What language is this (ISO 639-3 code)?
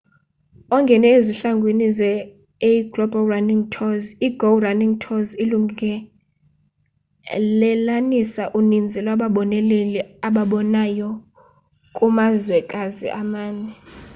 xho